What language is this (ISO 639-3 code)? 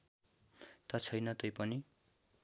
nep